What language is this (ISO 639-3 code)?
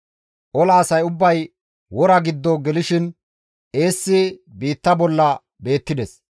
gmv